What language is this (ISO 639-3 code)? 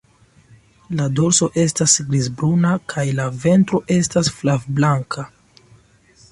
epo